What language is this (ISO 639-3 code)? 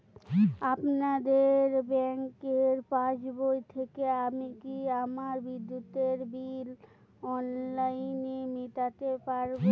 ben